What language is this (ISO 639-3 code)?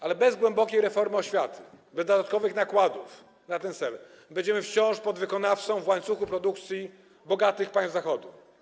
pol